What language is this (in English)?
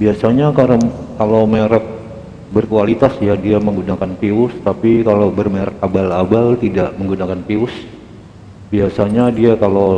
Indonesian